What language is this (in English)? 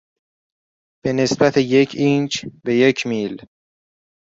Persian